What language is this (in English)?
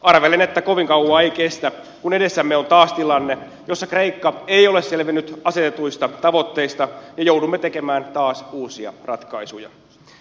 Finnish